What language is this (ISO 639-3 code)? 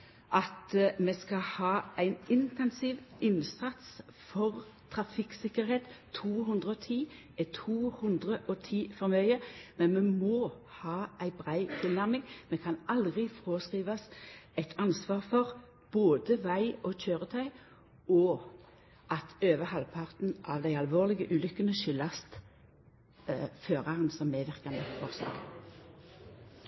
nno